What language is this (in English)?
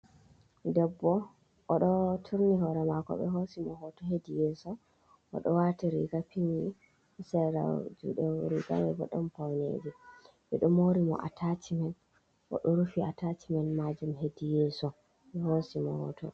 Fula